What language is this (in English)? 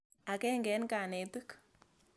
Kalenjin